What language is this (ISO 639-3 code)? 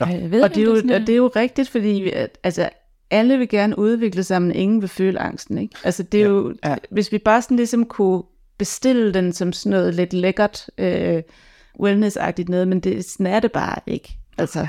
dan